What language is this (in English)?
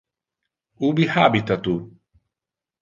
Interlingua